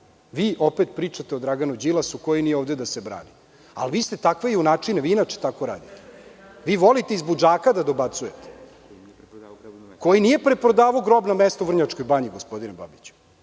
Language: Serbian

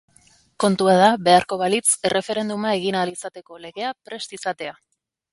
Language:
Basque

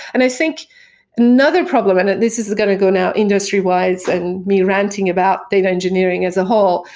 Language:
English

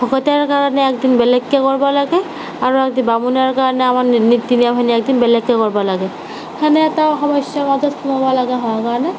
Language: Assamese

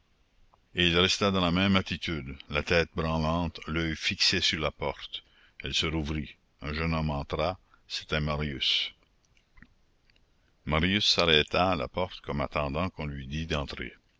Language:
French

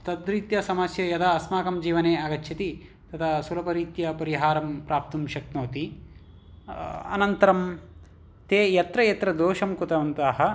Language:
Sanskrit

